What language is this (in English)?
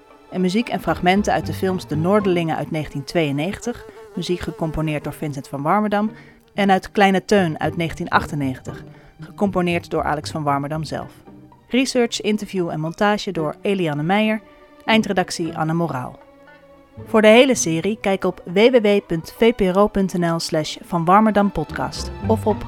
Dutch